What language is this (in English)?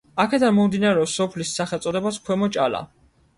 Georgian